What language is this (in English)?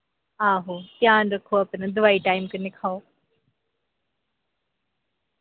Dogri